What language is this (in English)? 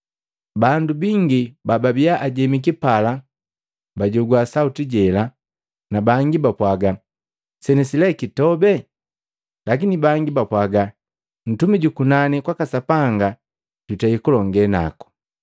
Matengo